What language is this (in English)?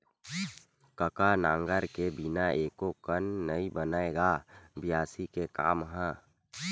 Chhattisgarhi